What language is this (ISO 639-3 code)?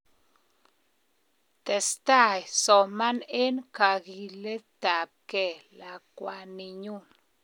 kln